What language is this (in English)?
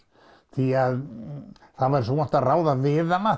Icelandic